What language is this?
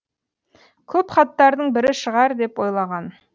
Kazakh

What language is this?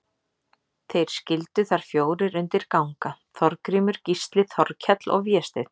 Icelandic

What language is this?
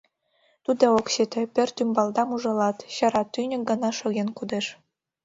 Mari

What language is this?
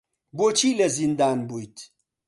Central Kurdish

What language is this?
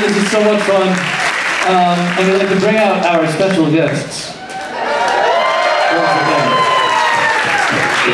English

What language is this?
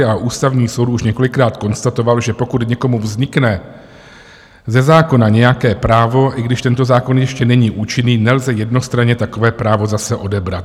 Czech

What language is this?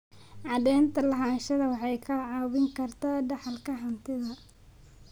Somali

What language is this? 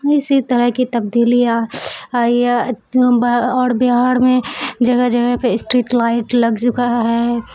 Urdu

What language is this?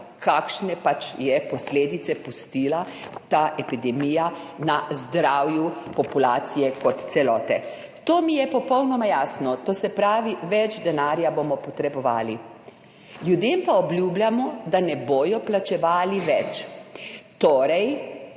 Slovenian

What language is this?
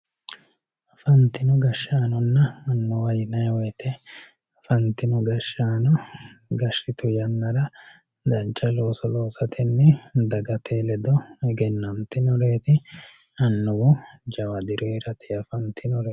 Sidamo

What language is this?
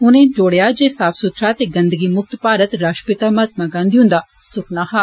Dogri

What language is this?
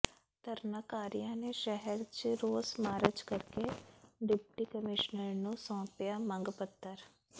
Punjabi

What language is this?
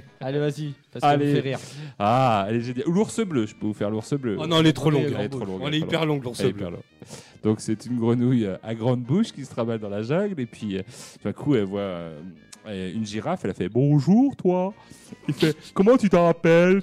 French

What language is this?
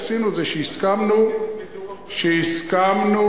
Hebrew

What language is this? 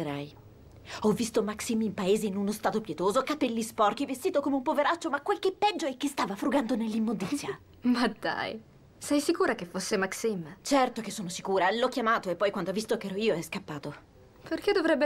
Italian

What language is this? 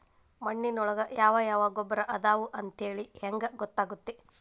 Kannada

